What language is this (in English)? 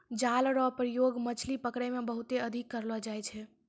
Maithili